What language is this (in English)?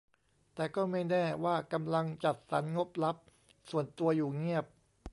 Thai